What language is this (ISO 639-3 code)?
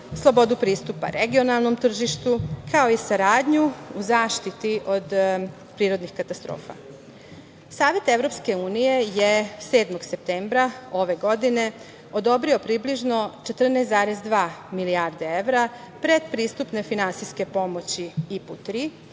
srp